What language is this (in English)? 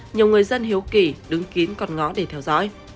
Vietnamese